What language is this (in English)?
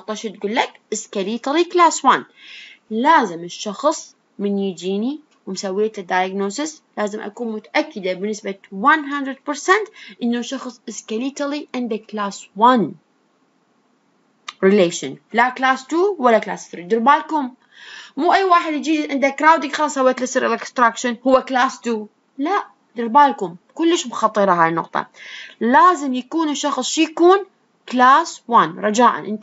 Arabic